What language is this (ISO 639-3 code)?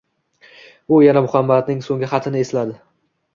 uzb